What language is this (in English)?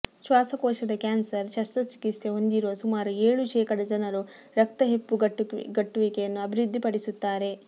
Kannada